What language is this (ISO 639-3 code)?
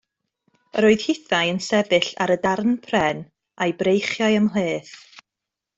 cym